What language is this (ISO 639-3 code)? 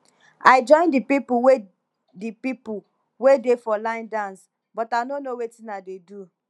pcm